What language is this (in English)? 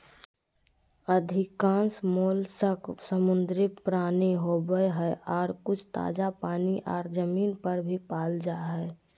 Magahi